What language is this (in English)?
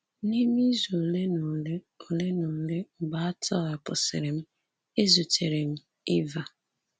Igbo